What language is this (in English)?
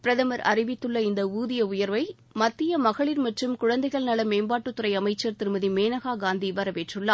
Tamil